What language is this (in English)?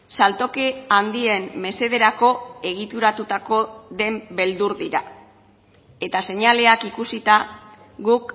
Basque